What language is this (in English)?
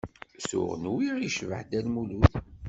Kabyle